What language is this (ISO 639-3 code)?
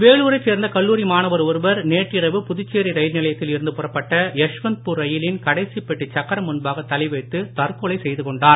tam